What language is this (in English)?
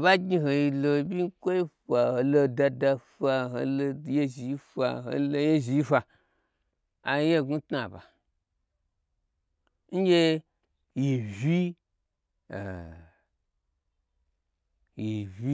Gbagyi